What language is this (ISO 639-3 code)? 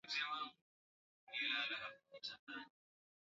swa